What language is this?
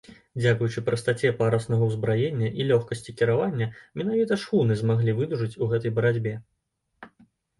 Belarusian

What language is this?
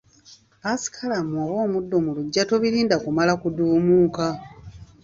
Ganda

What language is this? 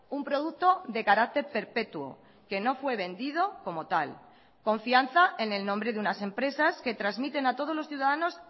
Spanish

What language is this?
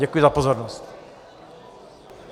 Czech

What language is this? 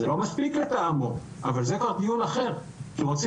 Hebrew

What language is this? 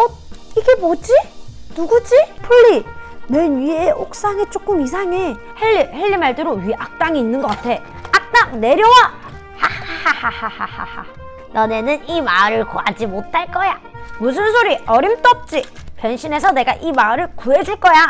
Korean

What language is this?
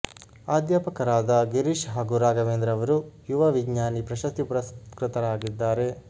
Kannada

